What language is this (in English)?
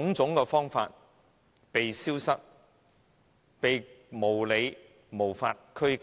Cantonese